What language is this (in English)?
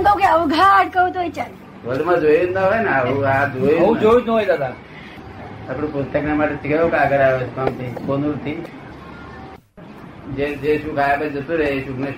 Gujarati